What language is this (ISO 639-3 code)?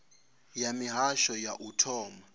ven